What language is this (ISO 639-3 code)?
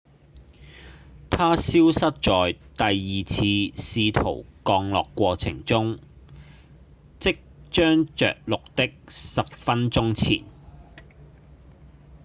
yue